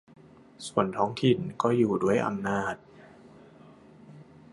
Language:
Thai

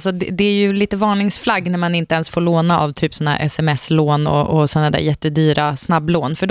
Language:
Swedish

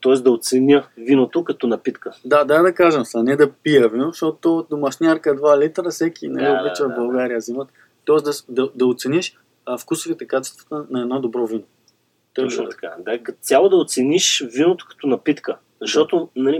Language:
Bulgarian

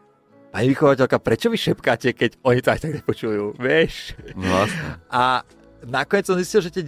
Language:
Slovak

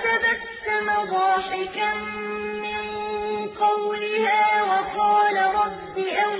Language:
Arabic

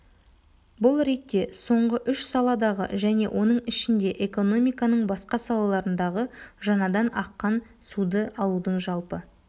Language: Kazakh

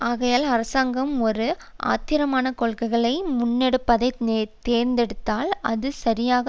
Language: Tamil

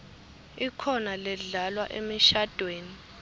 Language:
Swati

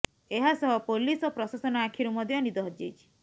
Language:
Odia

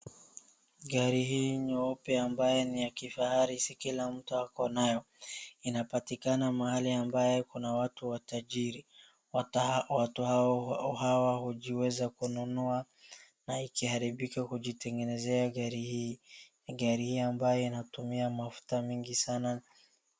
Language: Swahili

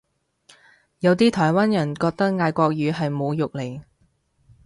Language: Cantonese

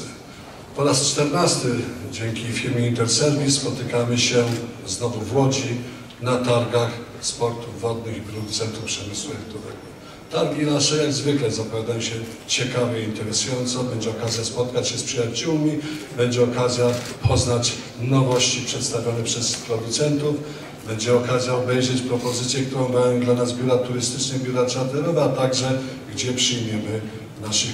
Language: Polish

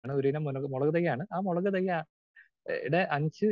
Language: Malayalam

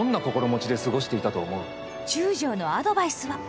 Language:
Japanese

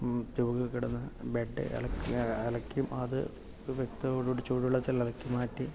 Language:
Malayalam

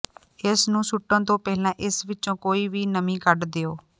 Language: Punjabi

